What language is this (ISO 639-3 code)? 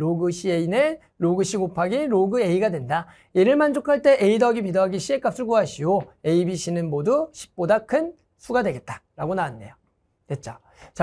kor